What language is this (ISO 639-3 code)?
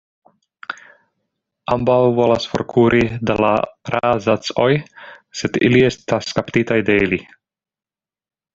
epo